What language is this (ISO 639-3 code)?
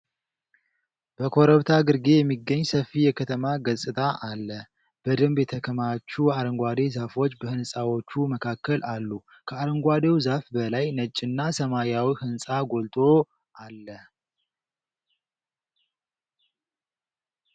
amh